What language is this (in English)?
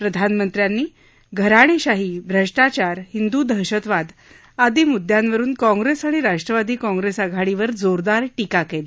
Marathi